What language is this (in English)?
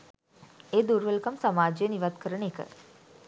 Sinhala